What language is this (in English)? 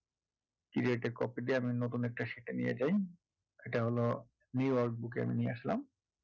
Bangla